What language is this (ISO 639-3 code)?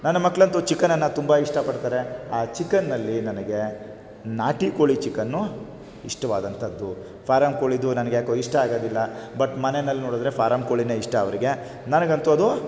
kan